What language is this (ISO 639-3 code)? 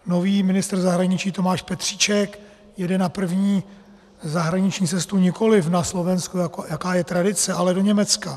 ces